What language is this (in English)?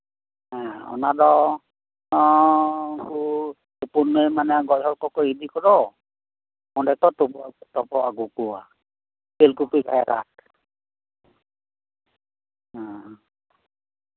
Santali